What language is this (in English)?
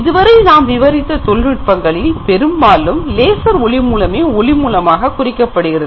Tamil